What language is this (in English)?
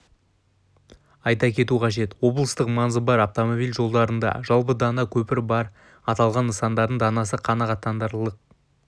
Kazakh